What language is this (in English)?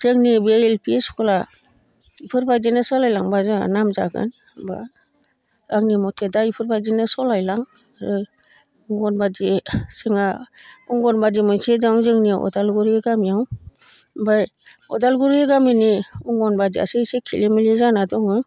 Bodo